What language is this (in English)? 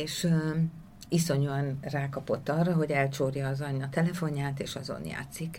Hungarian